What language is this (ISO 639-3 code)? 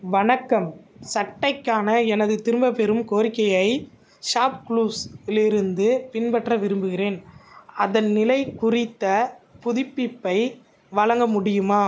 tam